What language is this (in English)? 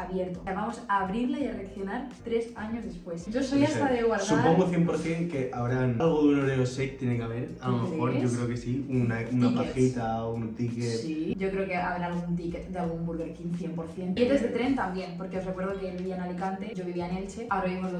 Spanish